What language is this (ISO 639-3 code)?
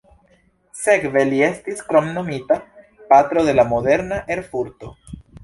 epo